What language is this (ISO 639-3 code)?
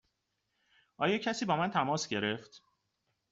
fas